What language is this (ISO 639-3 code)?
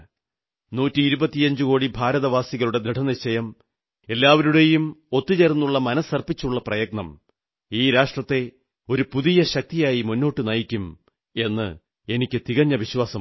mal